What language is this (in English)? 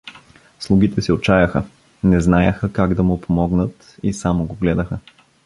Bulgarian